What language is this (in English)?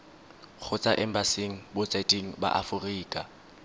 Tswana